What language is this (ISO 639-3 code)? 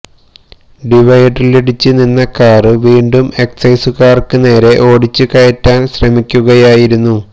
mal